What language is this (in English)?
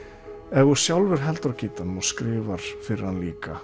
Icelandic